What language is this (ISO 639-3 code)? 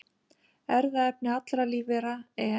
isl